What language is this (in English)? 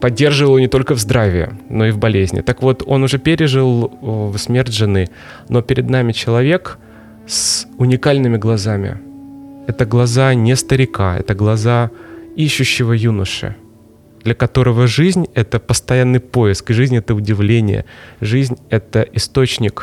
Russian